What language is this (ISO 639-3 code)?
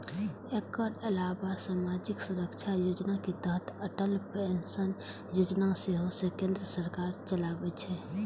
mai